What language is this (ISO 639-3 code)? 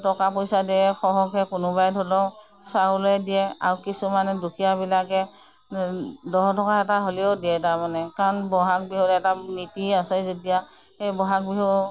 asm